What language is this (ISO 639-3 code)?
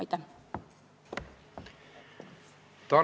est